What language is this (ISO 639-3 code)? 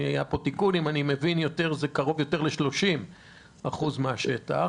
heb